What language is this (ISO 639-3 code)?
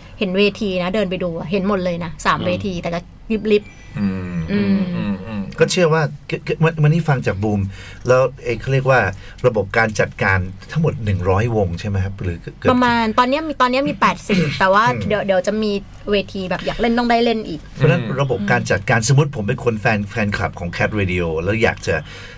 tha